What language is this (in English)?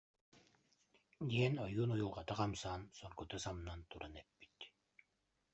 Yakut